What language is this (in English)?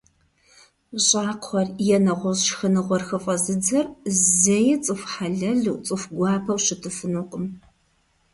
Kabardian